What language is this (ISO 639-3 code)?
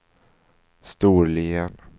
swe